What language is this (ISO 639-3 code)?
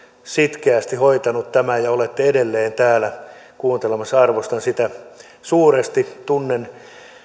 fin